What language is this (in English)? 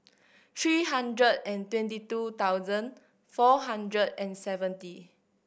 English